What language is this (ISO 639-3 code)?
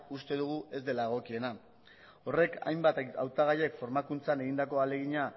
eus